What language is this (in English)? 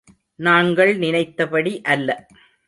Tamil